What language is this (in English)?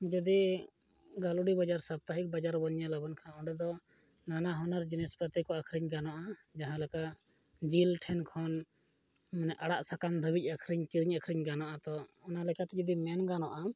Santali